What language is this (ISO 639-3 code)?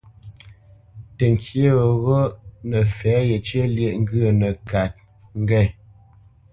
bce